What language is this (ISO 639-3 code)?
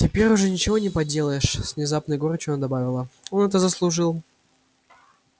rus